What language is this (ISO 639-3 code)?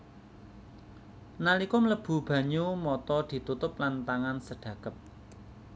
jav